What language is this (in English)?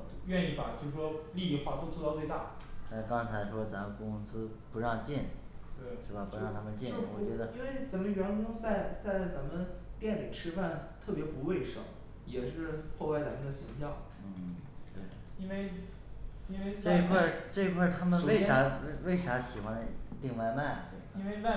Chinese